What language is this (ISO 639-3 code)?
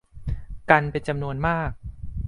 tha